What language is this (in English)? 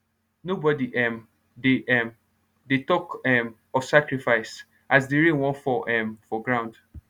Nigerian Pidgin